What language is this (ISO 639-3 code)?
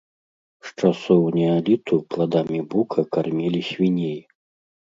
bel